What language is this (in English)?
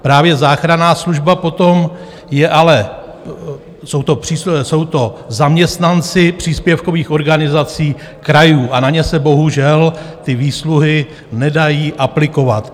Czech